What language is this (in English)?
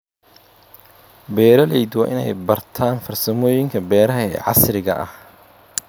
Somali